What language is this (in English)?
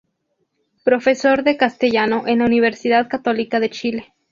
Spanish